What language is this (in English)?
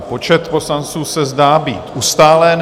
Czech